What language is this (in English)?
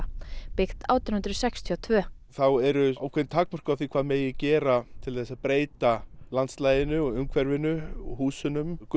Icelandic